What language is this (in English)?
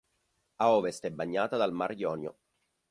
Italian